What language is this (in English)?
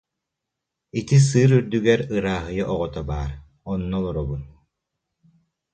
Yakut